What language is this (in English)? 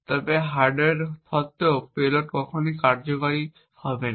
Bangla